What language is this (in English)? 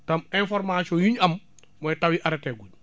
Wolof